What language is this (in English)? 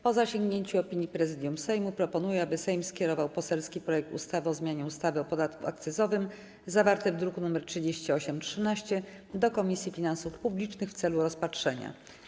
Polish